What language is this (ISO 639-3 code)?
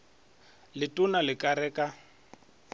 nso